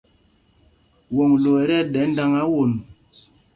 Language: Mpumpong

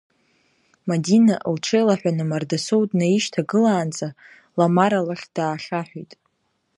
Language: Abkhazian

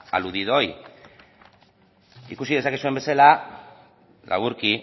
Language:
Basque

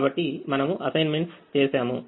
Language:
Telugu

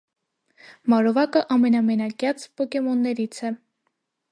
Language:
Armenian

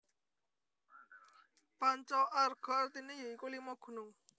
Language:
Javanese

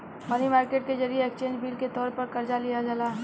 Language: Bhojpuri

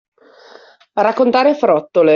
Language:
Italian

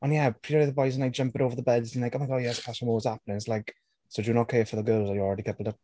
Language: Welsh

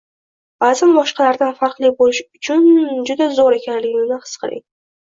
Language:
Uzbek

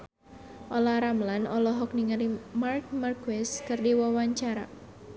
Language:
Sundanese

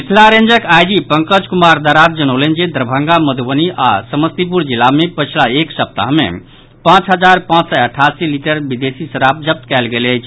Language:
Maithili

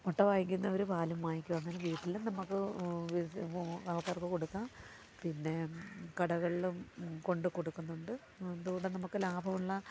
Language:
Malayalam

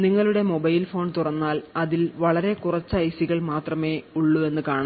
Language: Malayalam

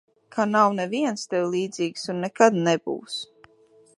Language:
Latvian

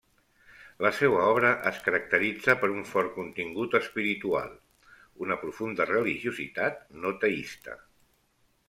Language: Catalan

